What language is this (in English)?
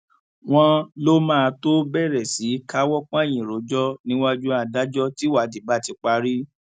Yoruba